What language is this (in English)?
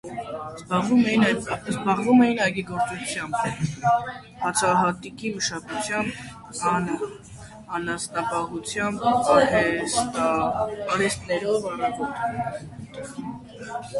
Armenian